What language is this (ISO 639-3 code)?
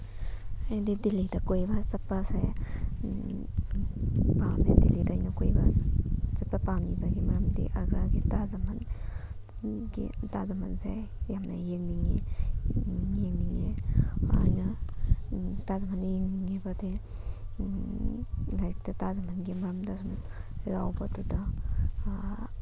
mni